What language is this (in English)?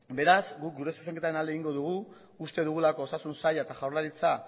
Basque